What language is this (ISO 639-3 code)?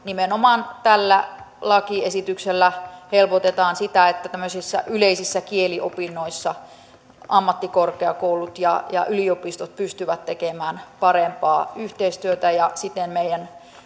fin